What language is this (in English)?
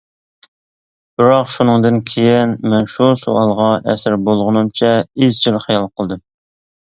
Uyghur